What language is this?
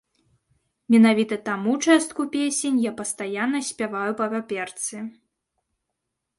Belarusian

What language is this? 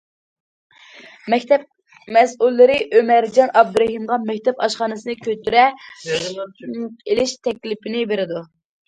Uyghur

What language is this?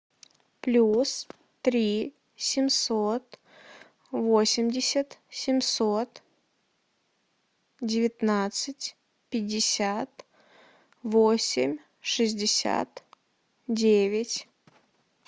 Russian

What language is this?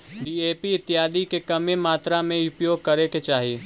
Magahi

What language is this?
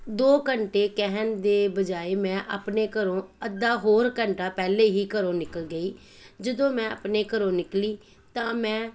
Punjabi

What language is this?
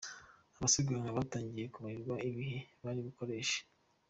Kinyarwanda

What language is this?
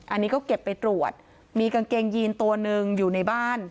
Thai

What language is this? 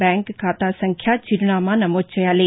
Telugu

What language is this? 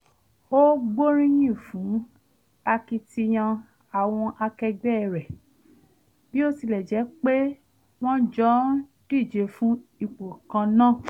Yoruba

